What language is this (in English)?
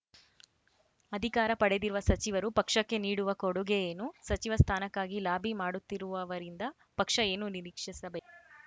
Kannada